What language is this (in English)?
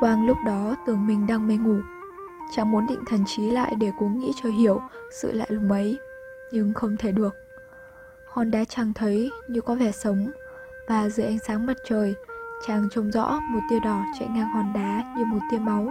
Vietnamese